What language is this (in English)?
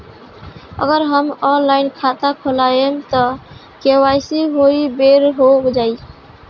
Bhojpuri